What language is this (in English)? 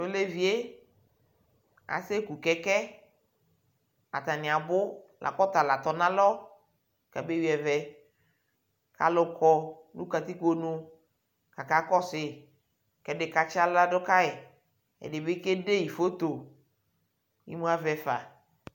Ikposo